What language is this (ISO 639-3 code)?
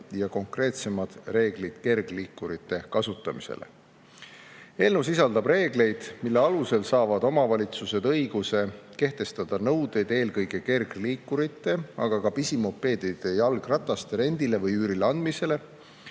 est